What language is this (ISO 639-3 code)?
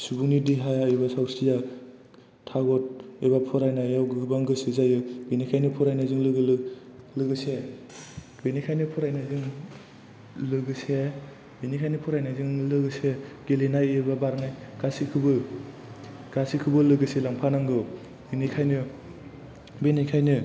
brx